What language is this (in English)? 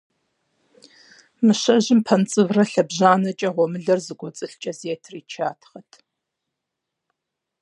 Kabardian